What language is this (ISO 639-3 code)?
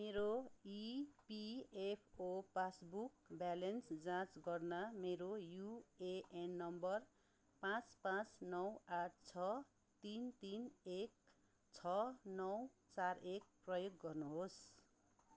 nep